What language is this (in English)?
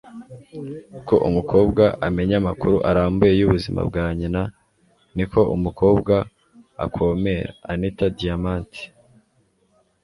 Kinyarwanda